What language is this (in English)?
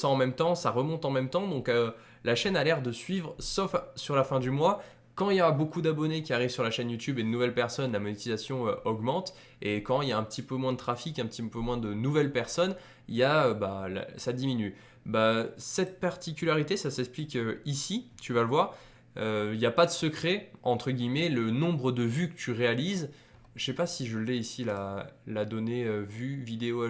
French